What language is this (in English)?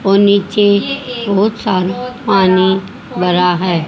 Hindi